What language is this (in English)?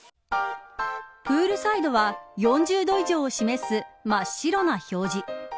Japanese